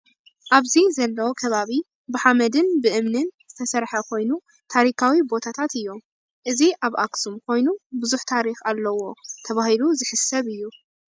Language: Tigrinya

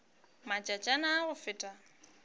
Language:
Northern Sotho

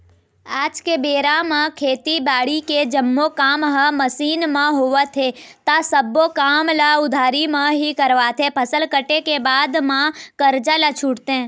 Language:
Chhattisgarhi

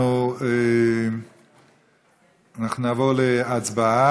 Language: Hebrew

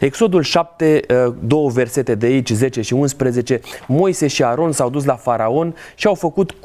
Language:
Romanian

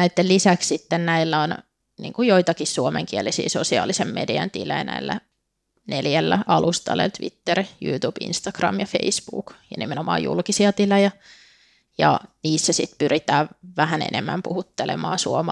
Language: Finnish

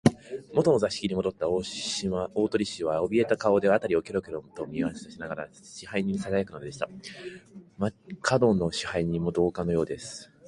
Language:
Japanese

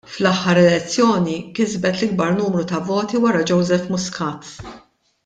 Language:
Maltese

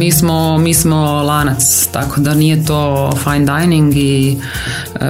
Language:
Croatian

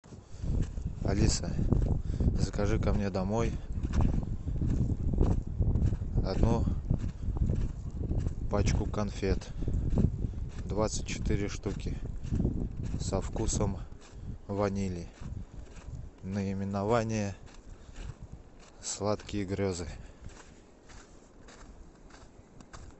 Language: Russian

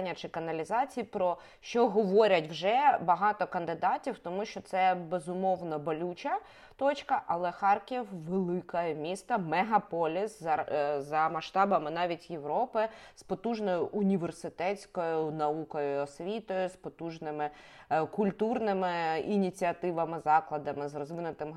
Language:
Ukrainian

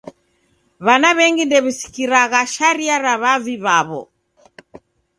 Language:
Taita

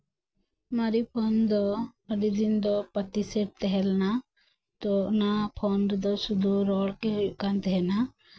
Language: Santali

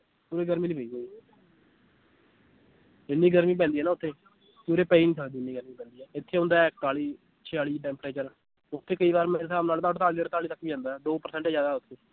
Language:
Punjabi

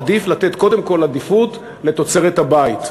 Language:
Hebrew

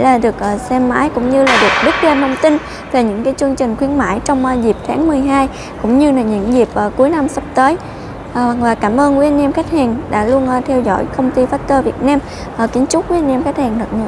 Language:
Vietnamese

